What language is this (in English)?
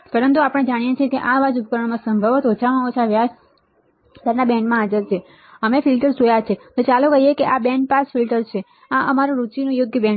Gujarati